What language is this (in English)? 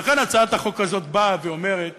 Hebrew